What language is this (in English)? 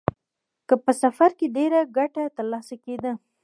Pashto